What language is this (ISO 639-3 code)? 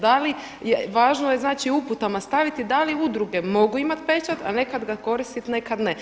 hrv